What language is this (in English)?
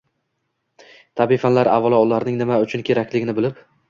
Uzbek